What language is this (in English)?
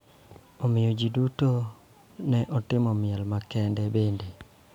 Luo (Kenya and Tanzania)